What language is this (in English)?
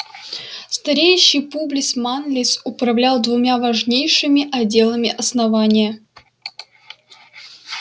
Russian